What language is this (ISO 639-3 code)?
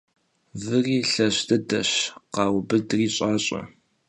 kbd